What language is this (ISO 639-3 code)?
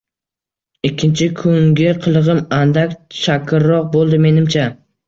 uzb